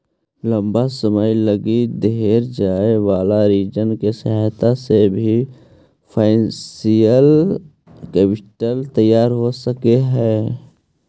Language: Magahi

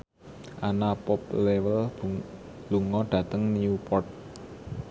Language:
Javanese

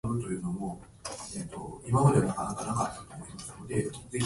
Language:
Japanese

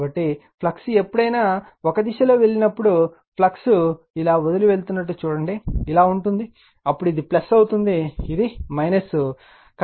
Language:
Telugu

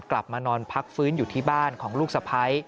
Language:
Thai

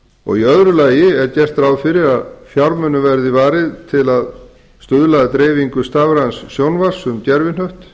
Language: Icelandic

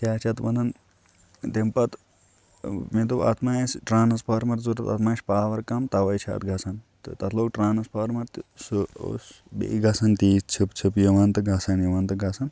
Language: Kashmiri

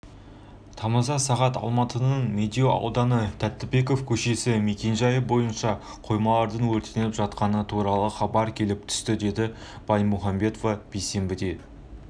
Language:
Kazakh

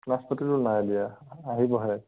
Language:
Assamese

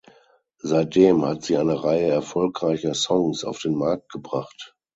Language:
German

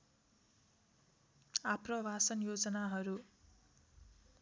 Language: Nepali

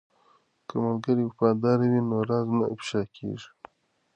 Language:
Pashto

